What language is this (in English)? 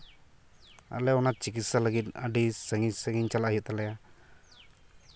Santali